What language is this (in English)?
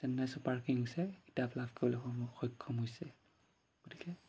Assamese